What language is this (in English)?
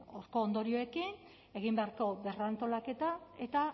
Basque